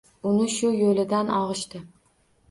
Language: Uzbek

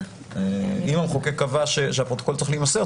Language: Hebrew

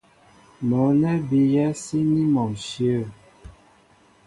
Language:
Mbo (Cameroon)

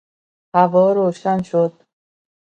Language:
Persian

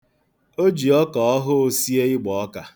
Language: Igbo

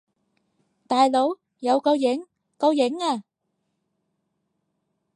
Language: Cantonese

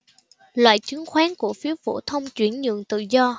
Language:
Vietnamese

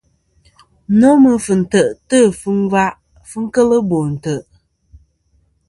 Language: Kom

